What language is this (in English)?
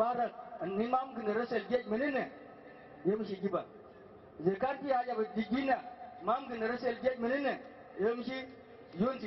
Arabic